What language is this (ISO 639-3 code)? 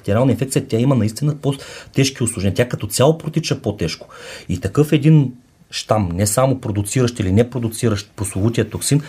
bul